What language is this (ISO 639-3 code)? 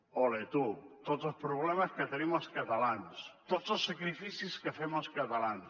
cat